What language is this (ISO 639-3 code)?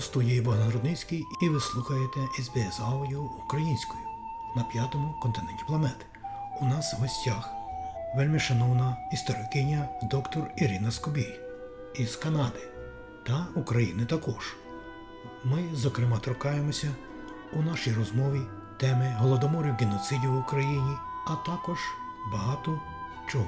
ukr